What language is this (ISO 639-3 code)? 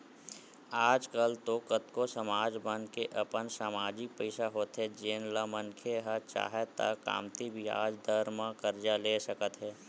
hne